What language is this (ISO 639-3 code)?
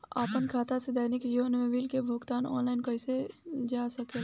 bho